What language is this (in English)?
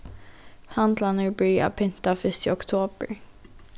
Faroese